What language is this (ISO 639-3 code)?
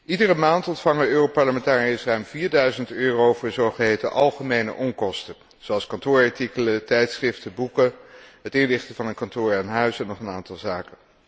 nld